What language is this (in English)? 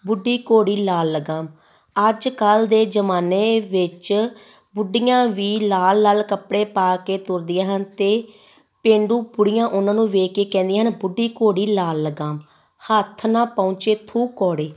Punjabi